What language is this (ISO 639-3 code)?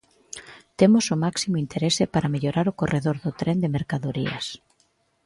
glg